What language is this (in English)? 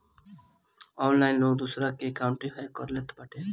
Bhojpuri